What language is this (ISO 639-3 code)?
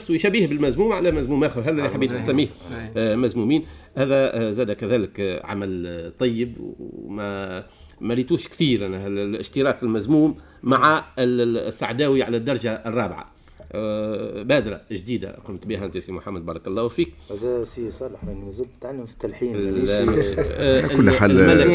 ara